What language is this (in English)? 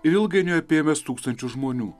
Lithuanian